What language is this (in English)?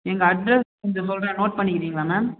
Tamil